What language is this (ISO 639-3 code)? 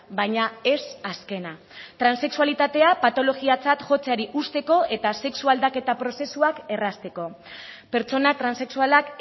eus